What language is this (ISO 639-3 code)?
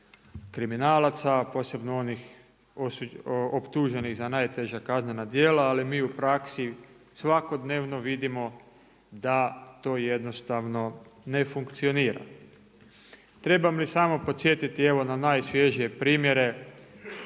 hrv